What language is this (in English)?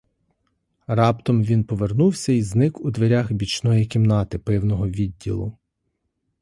Ukrainian